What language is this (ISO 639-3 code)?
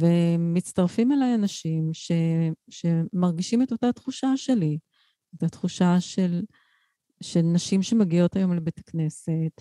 heb